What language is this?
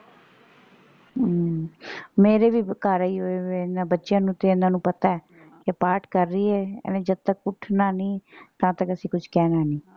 Punjabi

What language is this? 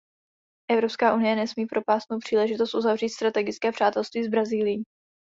Czech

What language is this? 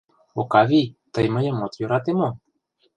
Mari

